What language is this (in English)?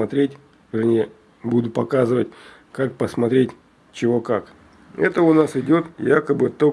Russian